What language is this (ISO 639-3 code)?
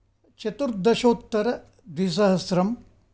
san